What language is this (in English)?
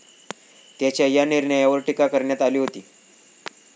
Marathi